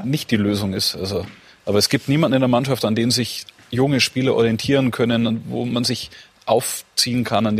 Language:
German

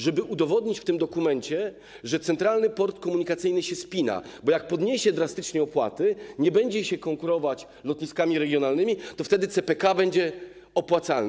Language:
Polish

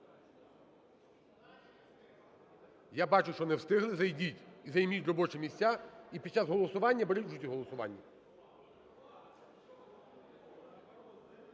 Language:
Ukrainian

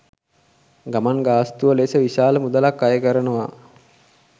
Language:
Sinhala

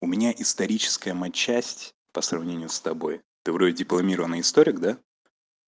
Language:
Russian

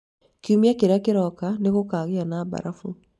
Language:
Kikuyu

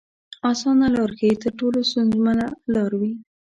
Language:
Pashto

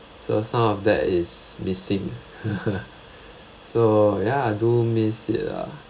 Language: English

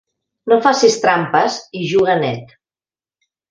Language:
Catalan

